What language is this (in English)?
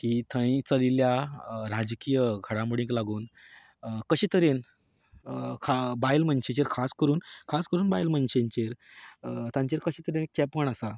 Konkani